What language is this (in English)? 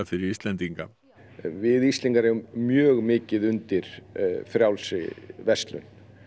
Icelandic